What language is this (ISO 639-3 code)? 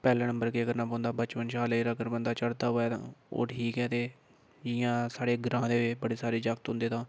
doi